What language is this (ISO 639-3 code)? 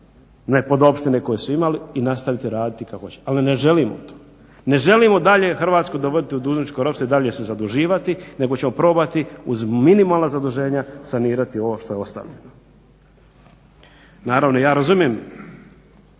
hrv